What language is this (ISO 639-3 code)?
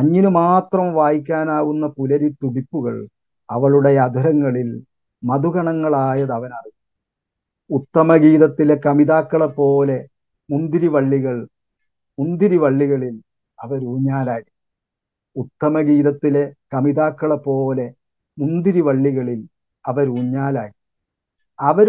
mal